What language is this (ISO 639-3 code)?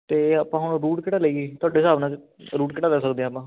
pan